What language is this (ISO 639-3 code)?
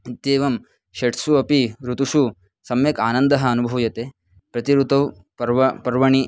san